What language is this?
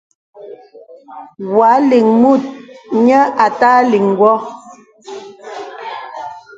Bebele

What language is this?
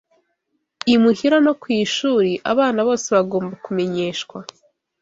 Kinyarwanda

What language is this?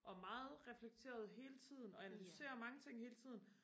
Danish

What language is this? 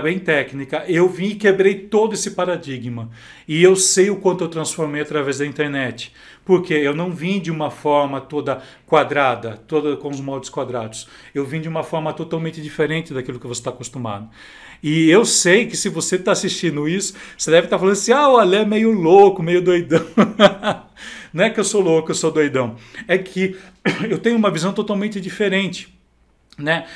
Portuguese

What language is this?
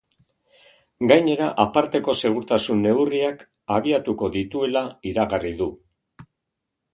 Basque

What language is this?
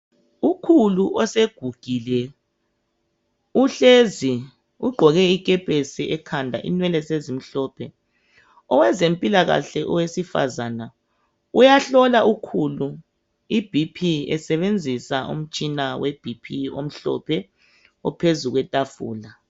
North Ndebele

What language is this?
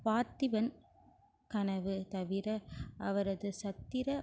Tamil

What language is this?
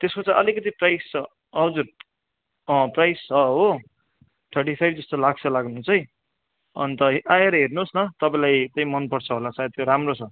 Nepali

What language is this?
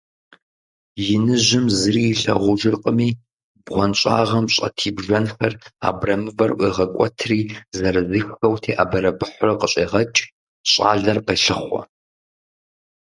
Kabardian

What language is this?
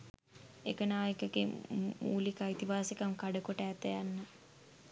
Sinhala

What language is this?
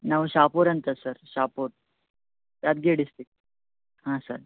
Kannada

